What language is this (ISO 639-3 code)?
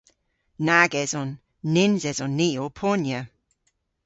cor